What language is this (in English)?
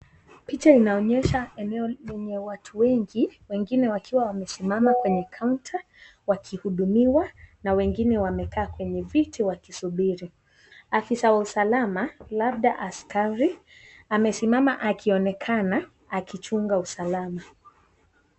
Swahili